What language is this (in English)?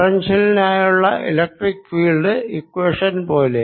Malayalam